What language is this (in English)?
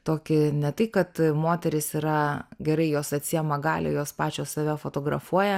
Lithuanian